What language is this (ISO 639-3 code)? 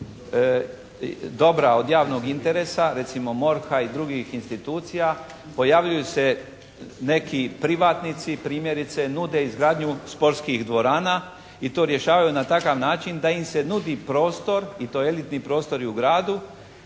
hrv